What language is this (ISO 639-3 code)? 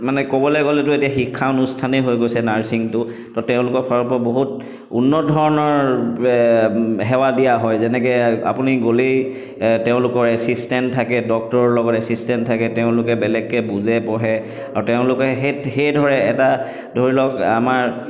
asm